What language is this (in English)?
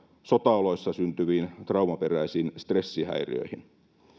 Finnish